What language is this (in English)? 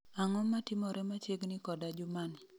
Luo (Kenya and Tanzania)